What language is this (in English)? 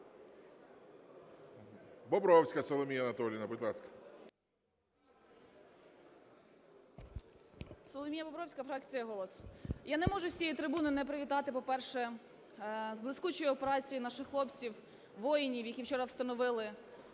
Ukrainian